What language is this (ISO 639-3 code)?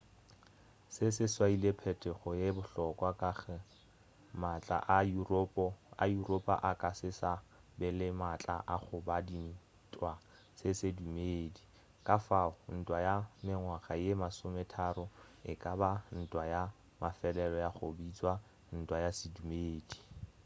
nso